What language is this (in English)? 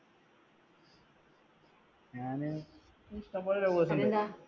Malayalam